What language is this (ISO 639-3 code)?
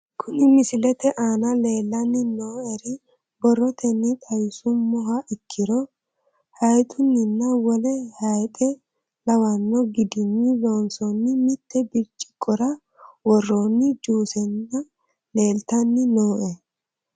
sid